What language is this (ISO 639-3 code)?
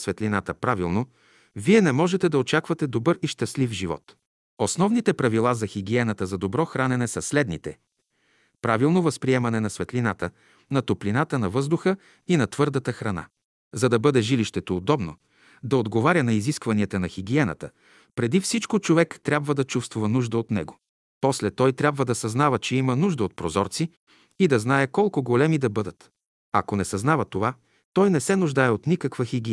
bul